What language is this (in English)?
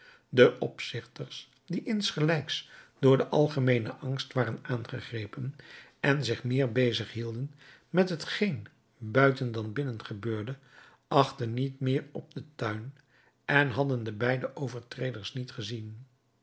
Dutch